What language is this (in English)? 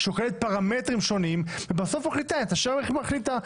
Hebrew